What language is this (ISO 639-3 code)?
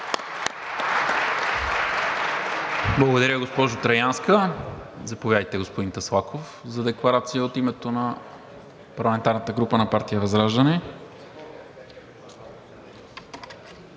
bul